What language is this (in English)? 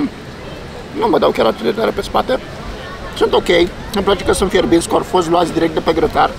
Romanian